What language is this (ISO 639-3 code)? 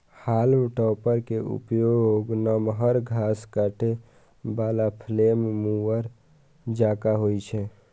mai